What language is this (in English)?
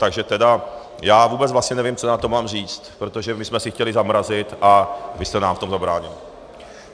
Czech